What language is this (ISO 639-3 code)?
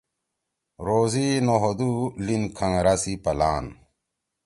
trw